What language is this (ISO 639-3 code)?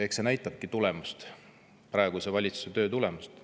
est